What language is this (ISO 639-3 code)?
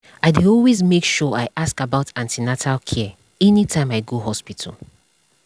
pcm